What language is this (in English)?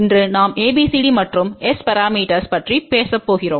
Tamil